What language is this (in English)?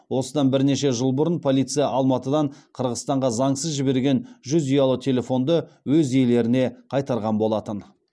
Kazakh